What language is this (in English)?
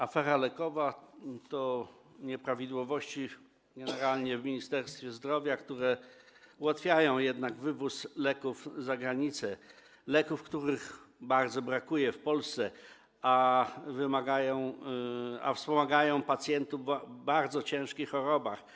Polish